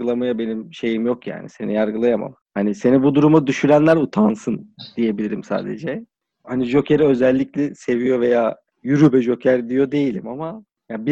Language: Turkish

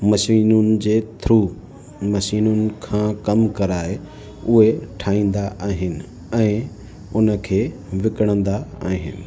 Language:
Sindhi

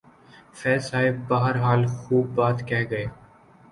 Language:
Urdu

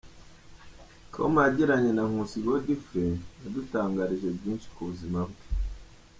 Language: Kinyarwanda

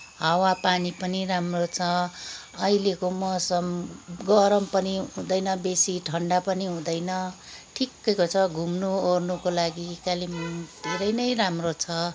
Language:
Nepali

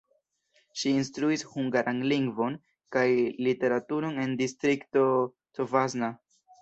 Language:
Esperanto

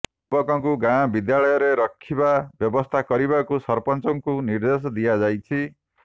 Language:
Odia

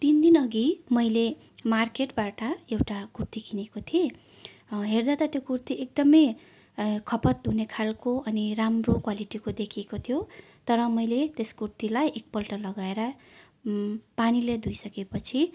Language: Nepali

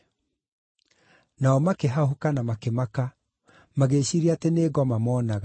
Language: Kikuyu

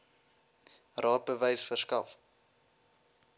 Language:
Afrikaans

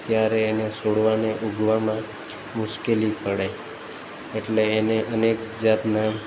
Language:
Gujarati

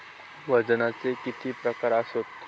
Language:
Marathi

